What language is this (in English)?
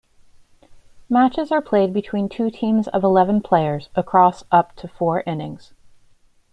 English